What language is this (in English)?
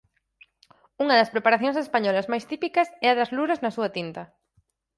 Galician